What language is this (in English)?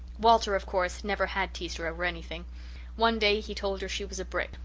English